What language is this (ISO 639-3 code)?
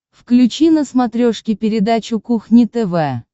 rus